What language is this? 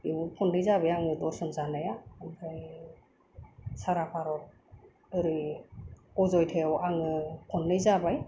Bodo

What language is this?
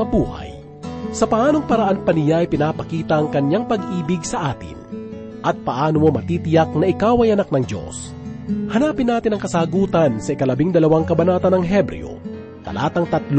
Filipino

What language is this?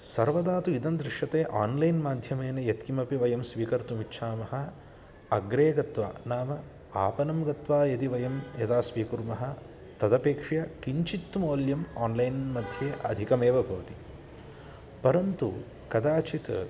Sanskrit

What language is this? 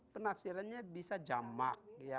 Indonesian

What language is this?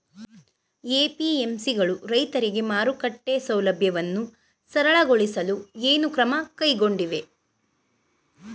Kannada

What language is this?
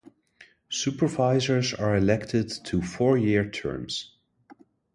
English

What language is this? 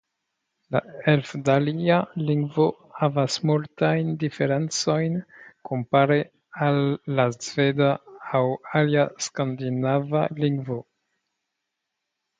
Esperanto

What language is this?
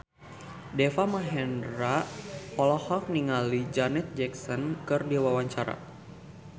Sundanese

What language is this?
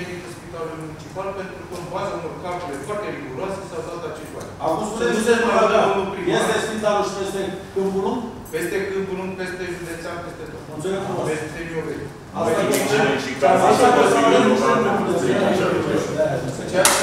Romanian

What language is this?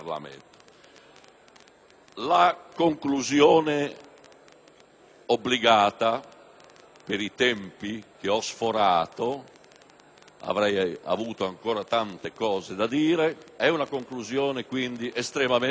Italian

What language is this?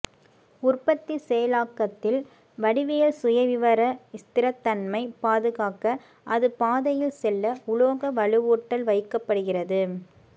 Tamil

